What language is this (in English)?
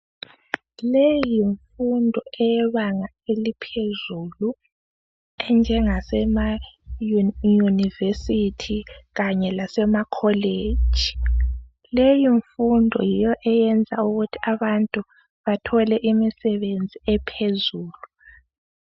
North Ndebele